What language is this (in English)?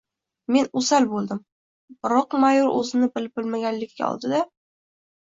Uzbek